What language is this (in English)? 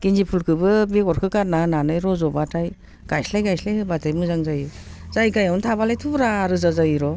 Bodo